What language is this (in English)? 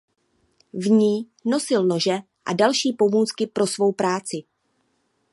Czech